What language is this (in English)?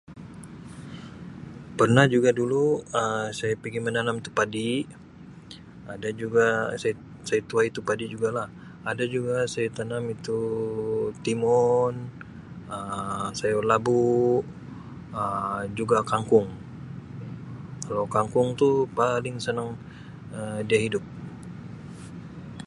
Sabah Malay